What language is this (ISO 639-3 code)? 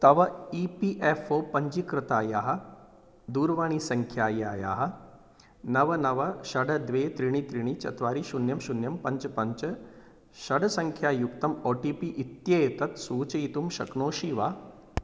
san